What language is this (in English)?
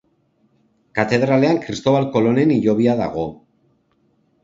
Basque